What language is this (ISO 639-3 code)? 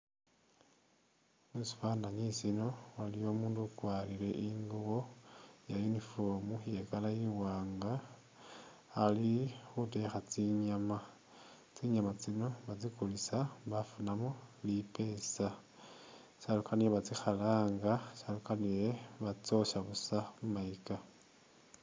myx